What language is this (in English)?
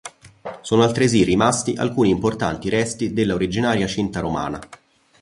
Italian